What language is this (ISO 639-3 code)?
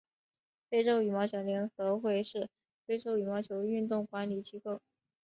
zho